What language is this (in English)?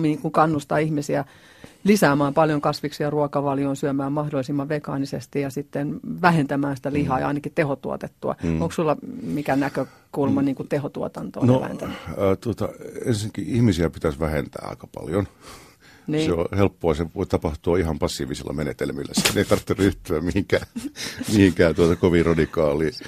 Finnish